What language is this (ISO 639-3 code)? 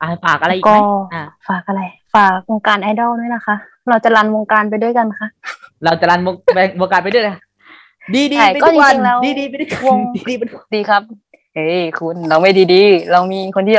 tha